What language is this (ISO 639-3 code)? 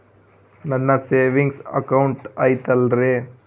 kan